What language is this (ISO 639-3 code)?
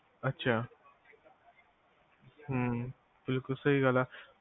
pan